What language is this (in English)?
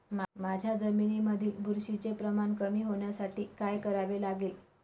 Marathi